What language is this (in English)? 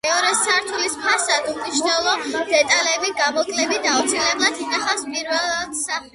Georgian